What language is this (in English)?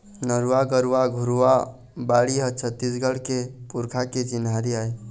Chhattisgarhi